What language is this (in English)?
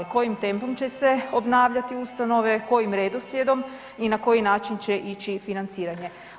Croatian